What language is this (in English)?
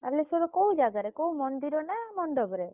Odia